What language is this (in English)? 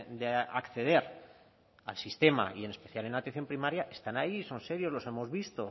Spanish